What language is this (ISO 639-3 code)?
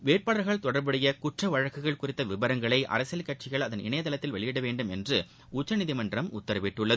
tam